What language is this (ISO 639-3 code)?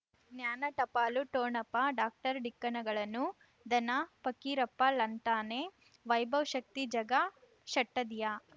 kan